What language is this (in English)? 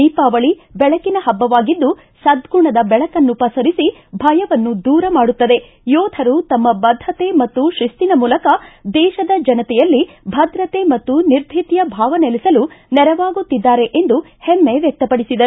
Kannada